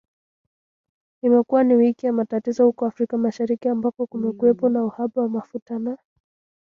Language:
Swahili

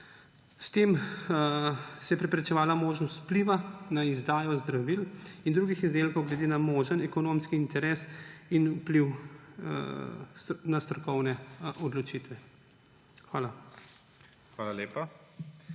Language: Slovenian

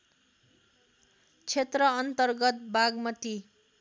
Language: Nepali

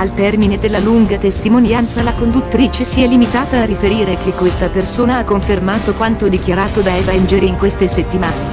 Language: Italian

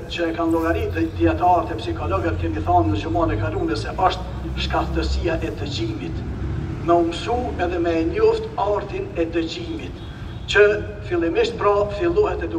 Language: Romanian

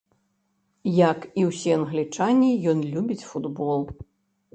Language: Belarusian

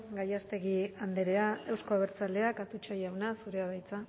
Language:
Basque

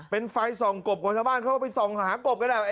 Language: Thai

